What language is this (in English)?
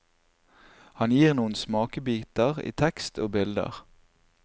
Norwegian